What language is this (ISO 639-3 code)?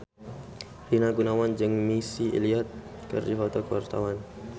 sun